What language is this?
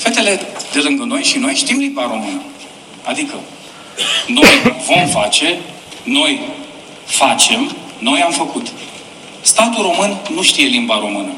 Romanian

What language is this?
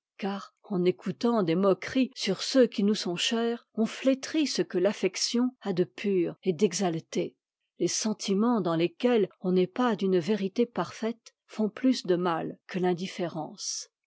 French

